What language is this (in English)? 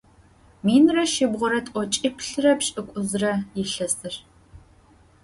Adyghe